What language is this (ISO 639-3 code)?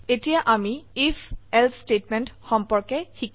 asm